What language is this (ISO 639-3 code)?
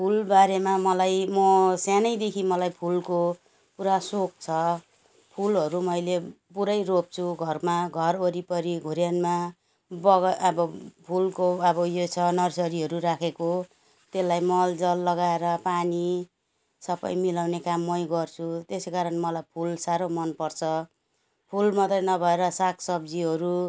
nep